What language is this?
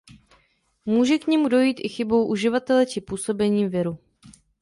Czech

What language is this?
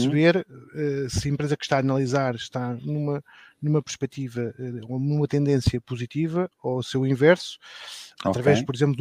Portuguese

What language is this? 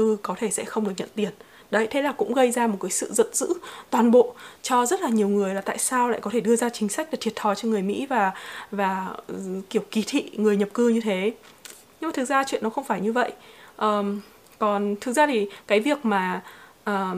Vietnamese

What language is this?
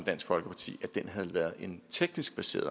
Danish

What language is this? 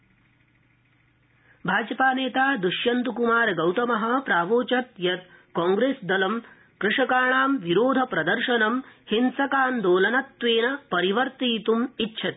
Sanskrit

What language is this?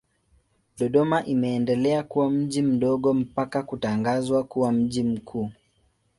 Swahili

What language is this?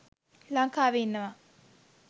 Sinhala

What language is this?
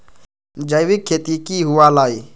Magahi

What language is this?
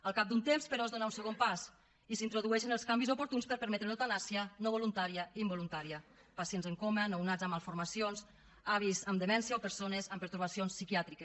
Catalan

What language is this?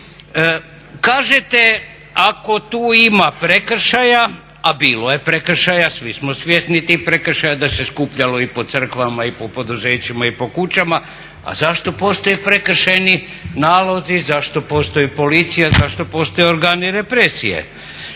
Croatian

